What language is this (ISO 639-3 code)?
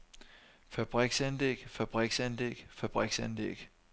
dan